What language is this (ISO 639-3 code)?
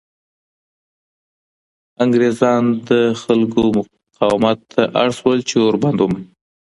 pus